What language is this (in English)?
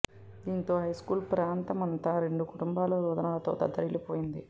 Telugu